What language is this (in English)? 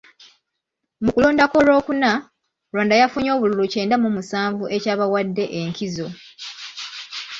Ganda